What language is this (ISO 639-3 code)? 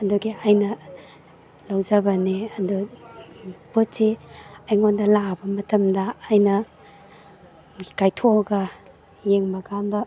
mni